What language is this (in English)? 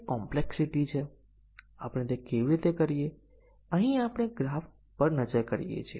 Gujarati